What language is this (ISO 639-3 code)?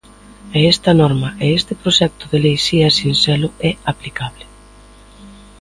glg